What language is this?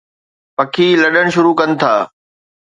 Sindhi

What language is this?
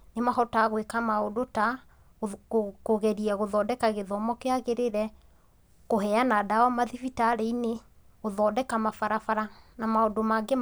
Kikuyu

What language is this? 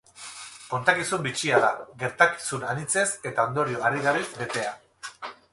Basque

